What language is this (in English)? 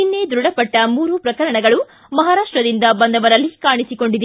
Kannada